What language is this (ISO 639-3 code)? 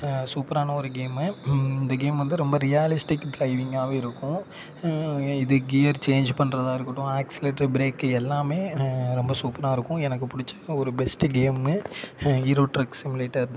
tam